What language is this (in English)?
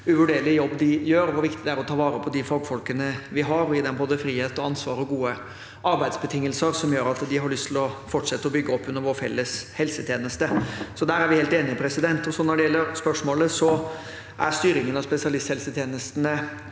Norwegian